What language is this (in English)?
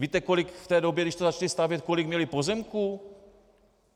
Czech